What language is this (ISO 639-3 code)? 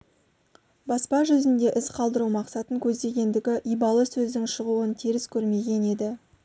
kaz